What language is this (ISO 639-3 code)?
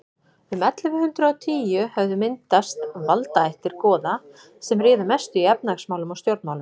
isl